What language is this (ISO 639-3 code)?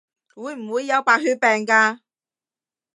yue